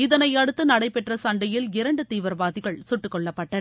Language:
Tamil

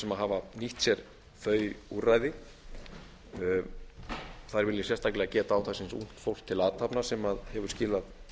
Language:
Icelandic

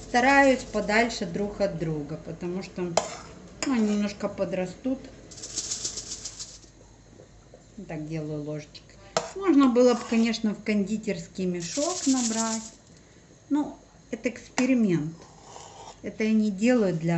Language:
Russian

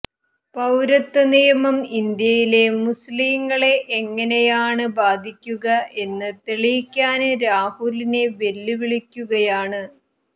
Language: Malayalam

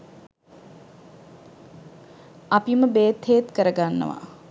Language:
Sinhala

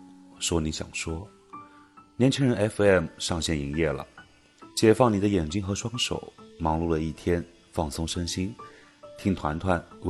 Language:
Chinese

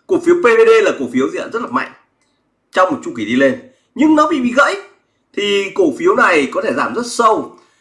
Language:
Vietnamese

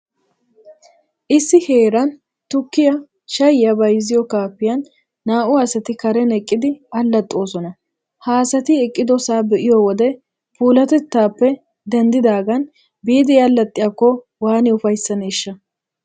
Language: Wolaytta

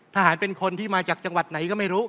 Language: Thai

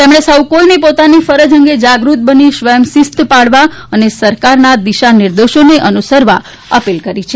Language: Gujarati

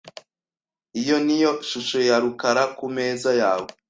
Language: Kinyarwanda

